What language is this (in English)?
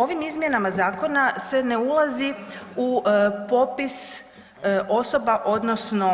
Croatian